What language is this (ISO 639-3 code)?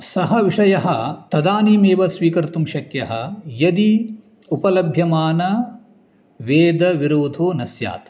san